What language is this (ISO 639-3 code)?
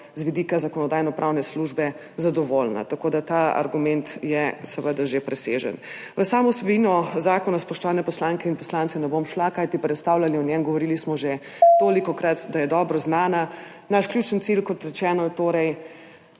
slv